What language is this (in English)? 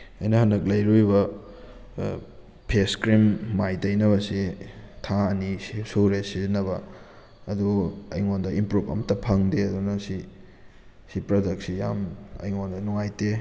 Manipuri